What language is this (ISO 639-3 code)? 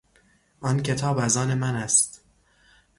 fas